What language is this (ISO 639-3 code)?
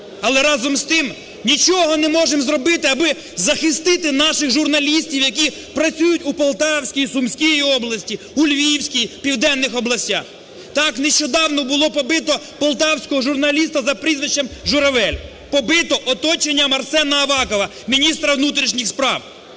ukr